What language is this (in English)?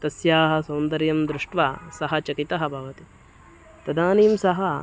Sanskrit